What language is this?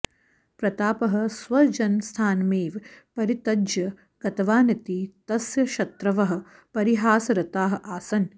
Sanskrit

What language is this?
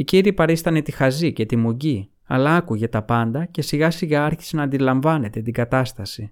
Greek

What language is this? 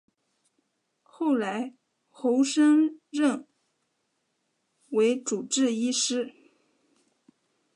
Chinese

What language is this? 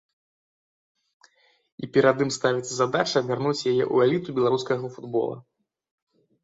Belarusian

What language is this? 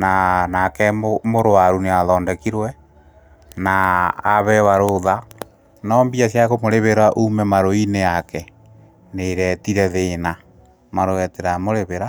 Kikuyu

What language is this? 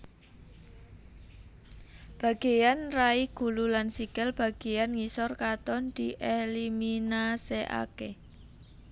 Javanese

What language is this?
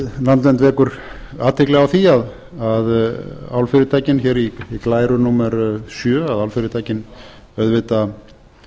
Icelandic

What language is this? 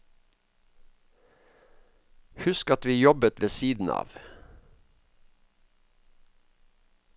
Norwegian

